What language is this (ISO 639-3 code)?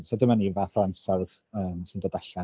cym